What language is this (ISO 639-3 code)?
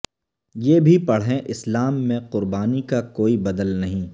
urd